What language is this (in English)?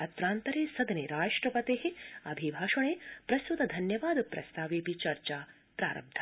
Sanskrit